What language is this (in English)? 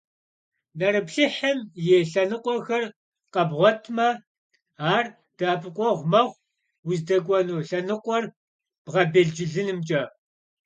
Kabardian